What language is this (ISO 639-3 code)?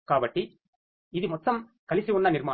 tel